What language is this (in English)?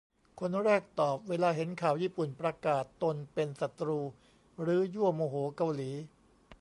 Thai